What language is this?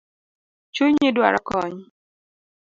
Luo (Kenya and Tanzania)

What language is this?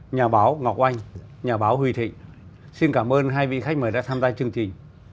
Vietnamese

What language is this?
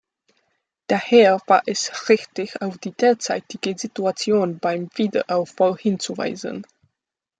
German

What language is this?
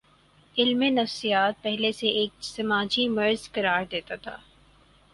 Urdu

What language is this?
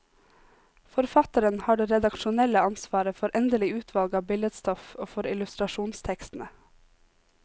Norwegian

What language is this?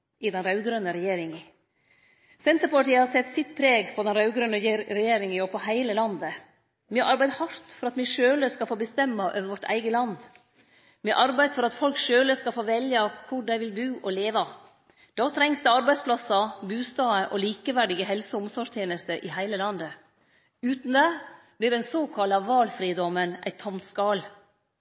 Norwegian Nynorsk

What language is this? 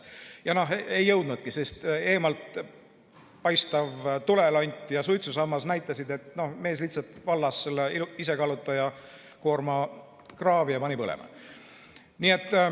Estonian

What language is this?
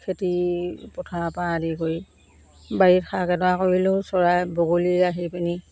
Assamese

